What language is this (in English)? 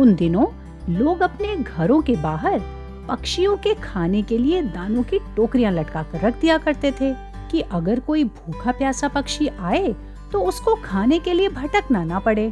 Hindi